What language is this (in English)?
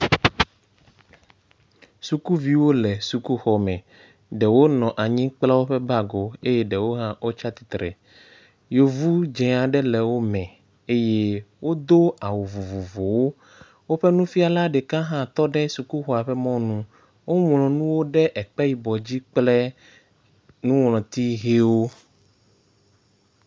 Ewe